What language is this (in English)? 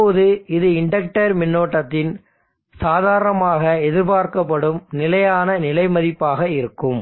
Tamil